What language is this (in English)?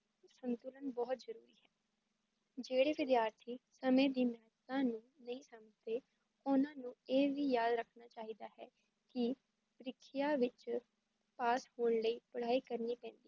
Punjabi